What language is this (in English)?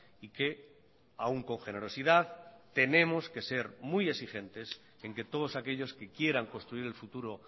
Spanish